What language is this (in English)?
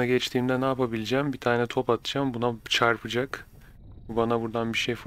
Turkish